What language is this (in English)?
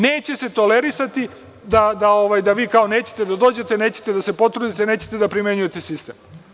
Serbian